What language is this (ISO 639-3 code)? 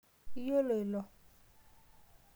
mas